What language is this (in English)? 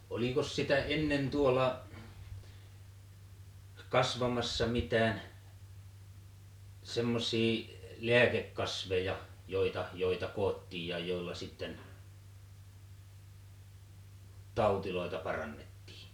Finnish